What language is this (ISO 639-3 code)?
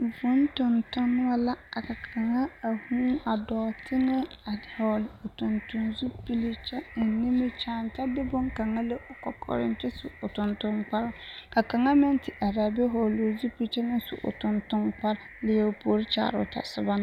dga